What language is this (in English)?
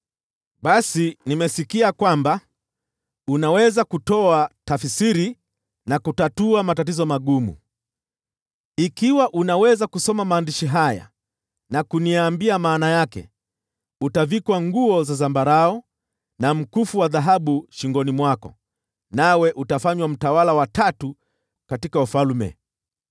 Swahili